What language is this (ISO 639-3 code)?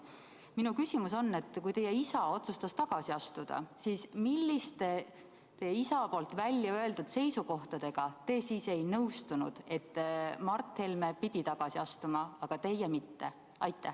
est